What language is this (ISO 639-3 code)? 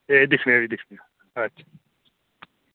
doi